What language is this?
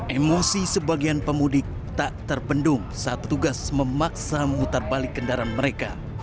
Indonesian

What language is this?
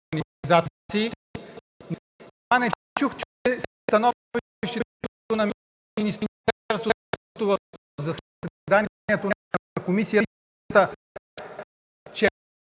Bulgarian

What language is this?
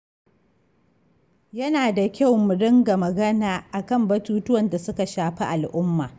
Hausa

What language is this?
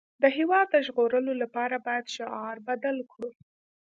Pashto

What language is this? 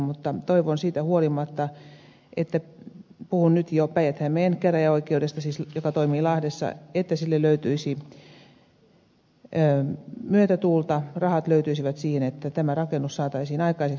Finnish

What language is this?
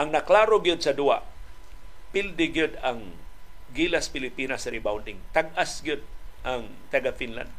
Filipino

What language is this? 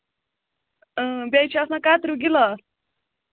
Kashmiri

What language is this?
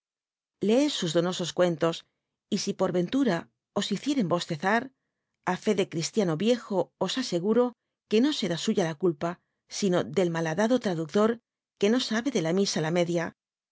Spanish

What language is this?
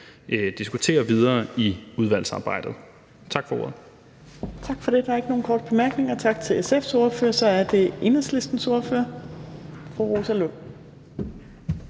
Danish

